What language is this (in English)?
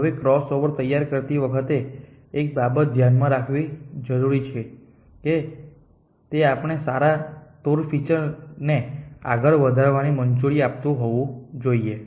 Gujarati